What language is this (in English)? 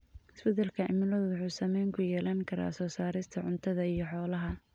Somali